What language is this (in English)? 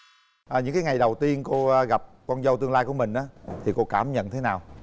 Vietnamese